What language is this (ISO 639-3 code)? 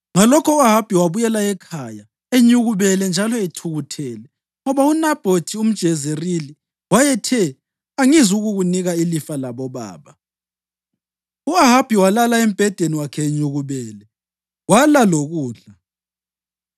nde